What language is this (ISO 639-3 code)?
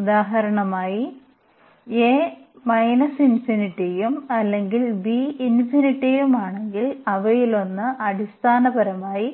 mal